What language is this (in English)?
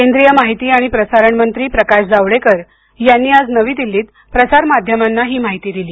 Marathi